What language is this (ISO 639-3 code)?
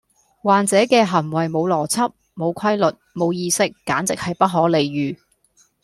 yue